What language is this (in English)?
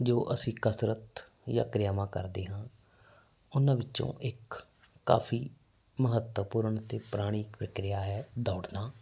Punjabi